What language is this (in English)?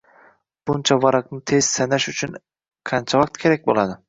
Uzbek